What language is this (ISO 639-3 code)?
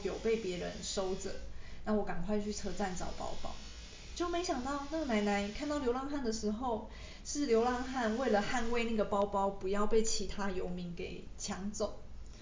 zho